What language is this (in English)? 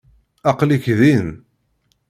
Kabyle